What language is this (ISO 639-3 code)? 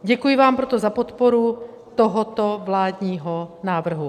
ces